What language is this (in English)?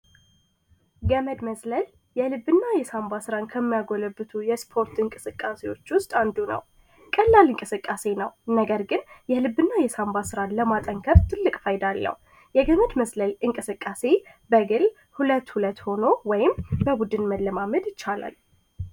Amharic